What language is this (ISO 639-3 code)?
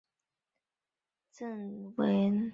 zho